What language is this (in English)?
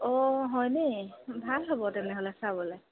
Assamese